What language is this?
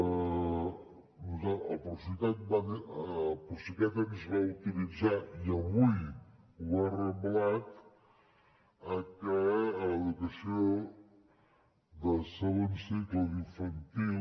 Catalan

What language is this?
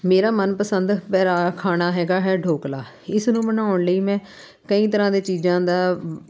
Punjabi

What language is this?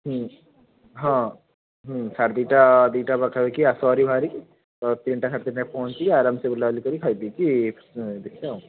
Odia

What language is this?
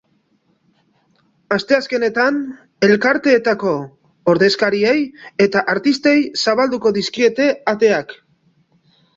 Basque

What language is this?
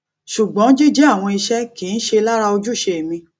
Yoruba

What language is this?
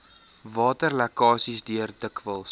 Afrikaans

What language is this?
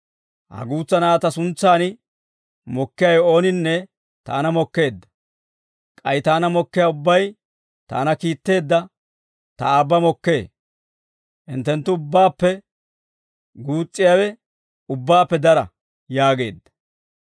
Dawro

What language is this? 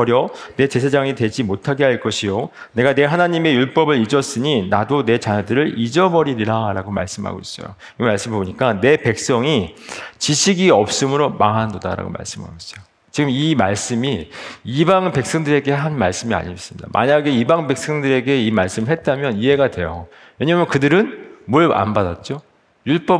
Korean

